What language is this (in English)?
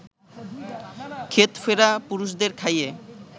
Bangla